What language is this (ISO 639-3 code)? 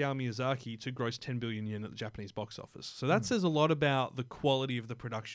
eng